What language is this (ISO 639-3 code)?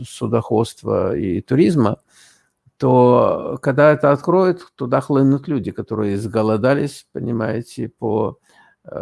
rus